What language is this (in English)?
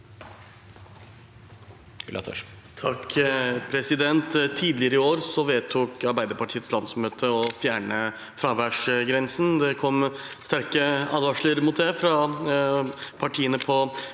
Norwegian